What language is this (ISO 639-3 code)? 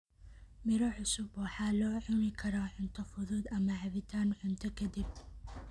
som